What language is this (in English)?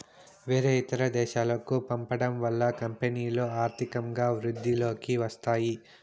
Telugu